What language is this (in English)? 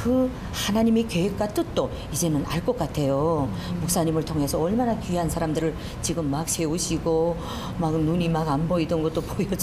Korean